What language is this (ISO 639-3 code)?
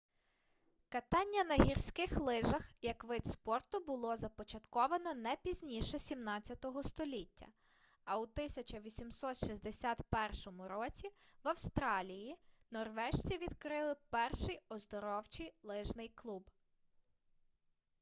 ukr